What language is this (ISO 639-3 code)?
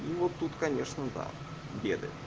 rus